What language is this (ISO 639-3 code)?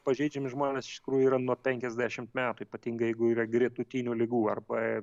lit